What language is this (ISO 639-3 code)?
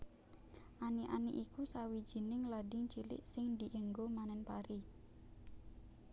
jav